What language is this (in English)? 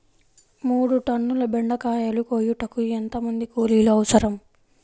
Telugu